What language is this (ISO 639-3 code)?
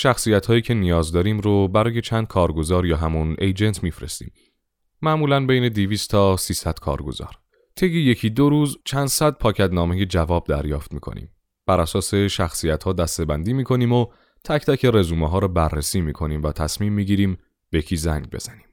fas